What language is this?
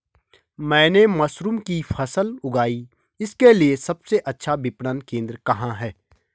Hindi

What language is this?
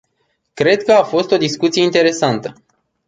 Romanian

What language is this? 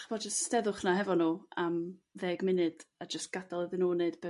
Welsh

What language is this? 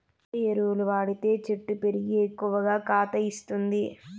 Telugu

